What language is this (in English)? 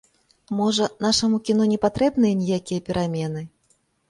Belarusian